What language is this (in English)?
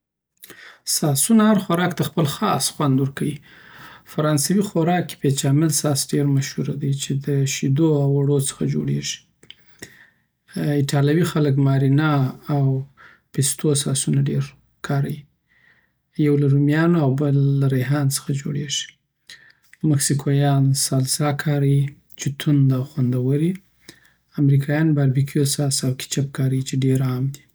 Southern Pashto